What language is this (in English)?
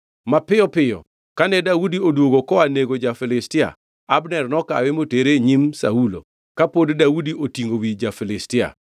Luo (Kenya and Tanzania)